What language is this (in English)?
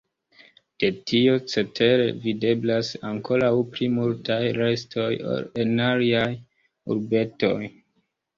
Esperanto